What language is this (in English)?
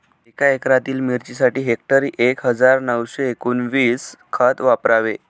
Marathi